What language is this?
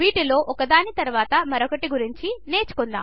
Telugu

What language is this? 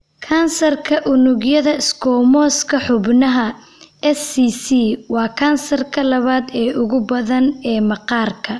Somali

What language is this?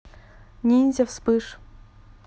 Russian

